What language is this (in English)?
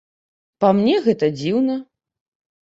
Belarusian